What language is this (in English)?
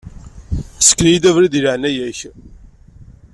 Kabyle